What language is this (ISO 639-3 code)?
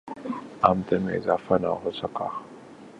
urd